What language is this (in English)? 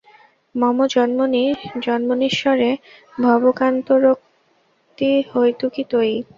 Bangla